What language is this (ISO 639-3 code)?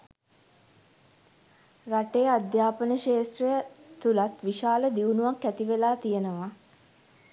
sin